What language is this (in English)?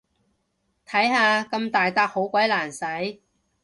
Cantonese